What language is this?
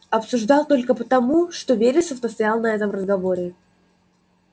Russian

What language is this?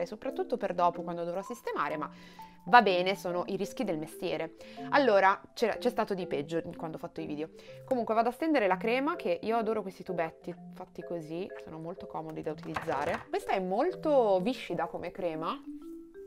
Italian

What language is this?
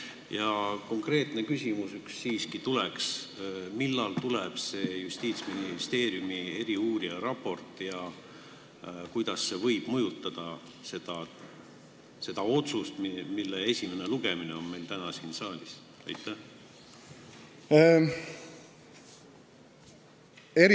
Estonian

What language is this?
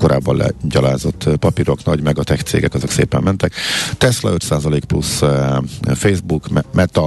Hungarian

